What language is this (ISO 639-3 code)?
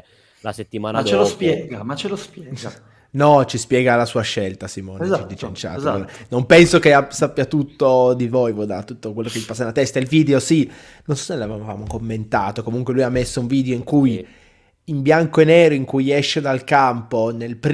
ita